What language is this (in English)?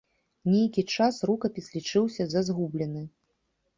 Belarusian